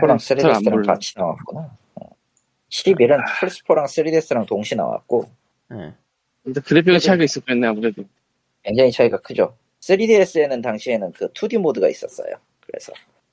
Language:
Korean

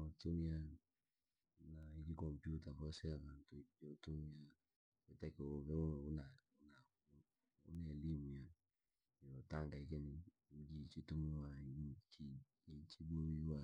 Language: Langi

